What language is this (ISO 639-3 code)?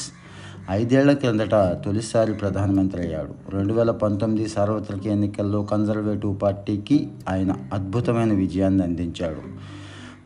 tel